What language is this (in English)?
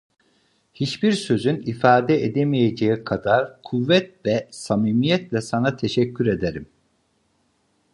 Turkish